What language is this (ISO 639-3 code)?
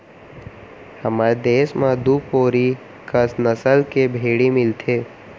hne